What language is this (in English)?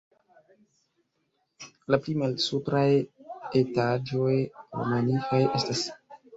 Esperanto